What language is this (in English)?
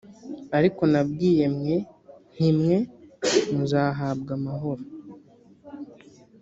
Kinyarwanda